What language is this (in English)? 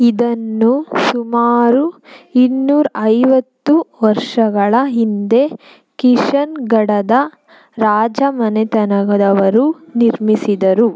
Kannada